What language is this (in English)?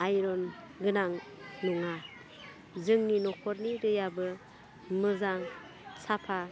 Bodo